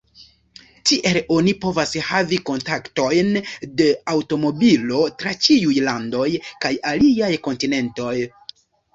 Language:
Esperanto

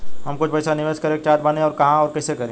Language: Bhojpuri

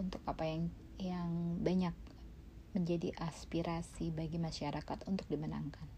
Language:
Indonesian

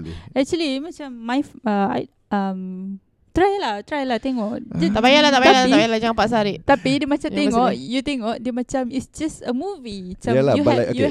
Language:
Malay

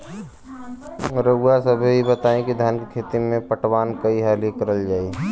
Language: Bhojpuri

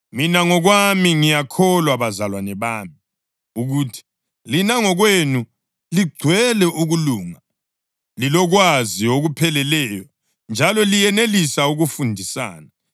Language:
North Ndebele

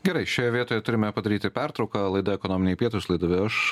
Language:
Lithuanian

